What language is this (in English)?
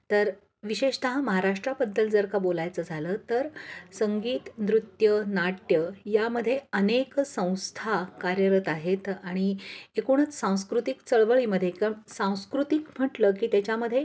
Marathi